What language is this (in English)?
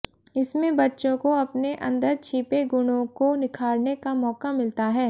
Hindi